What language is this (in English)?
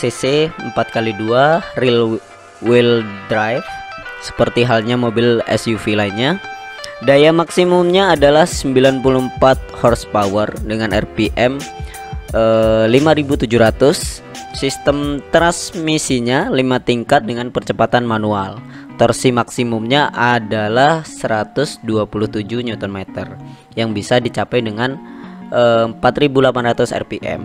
Indonesian